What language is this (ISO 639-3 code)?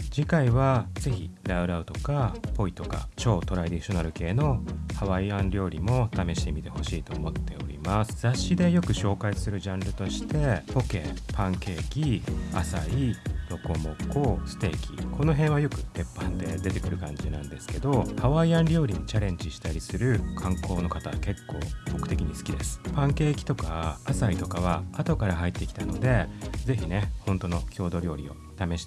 jpn